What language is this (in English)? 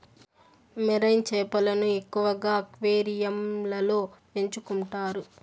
Telugu